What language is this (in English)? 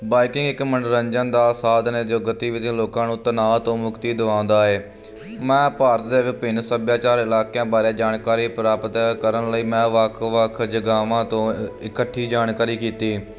Punjabi